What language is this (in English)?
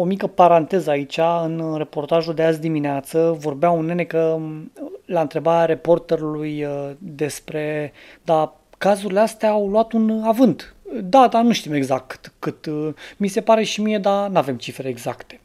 Romanian